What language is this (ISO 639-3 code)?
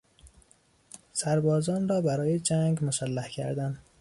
fas